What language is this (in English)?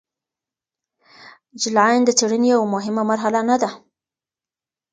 Pashto